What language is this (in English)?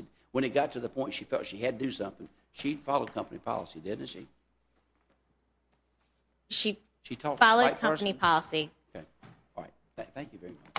English